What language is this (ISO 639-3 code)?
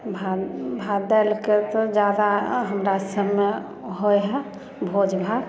mai